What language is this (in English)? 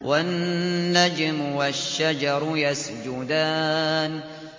Arabic